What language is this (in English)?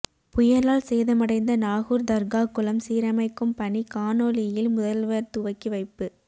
Tamil